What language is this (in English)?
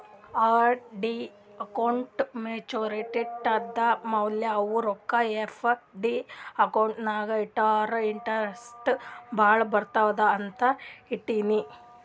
Kannada